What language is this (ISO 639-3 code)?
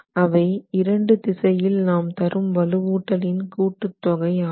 tam